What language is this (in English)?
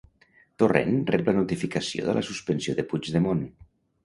Catalan